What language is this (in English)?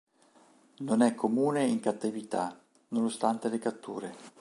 Italian